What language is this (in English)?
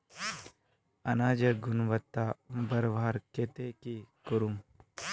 Magahi